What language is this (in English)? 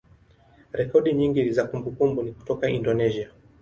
Swahili